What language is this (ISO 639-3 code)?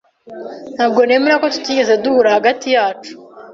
kin